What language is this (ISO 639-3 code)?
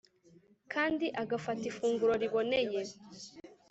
kin